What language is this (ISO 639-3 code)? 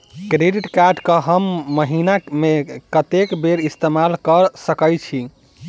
mai